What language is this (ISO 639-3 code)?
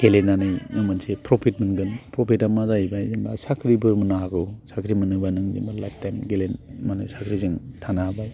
brx